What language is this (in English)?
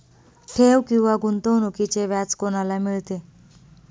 Marathi